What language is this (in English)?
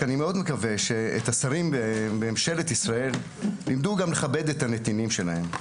Hebrew